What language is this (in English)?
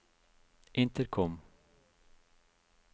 Norwegian